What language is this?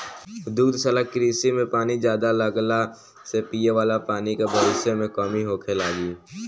Bhojpuri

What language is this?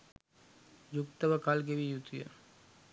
Sinhala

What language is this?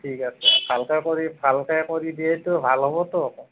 Assamese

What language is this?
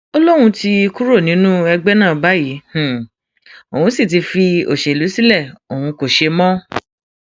Yoruba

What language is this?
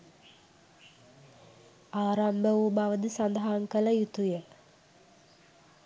Sinhala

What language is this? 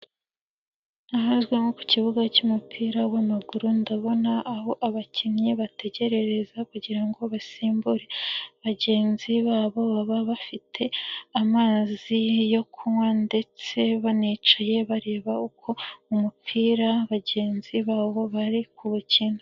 Kinyarwanda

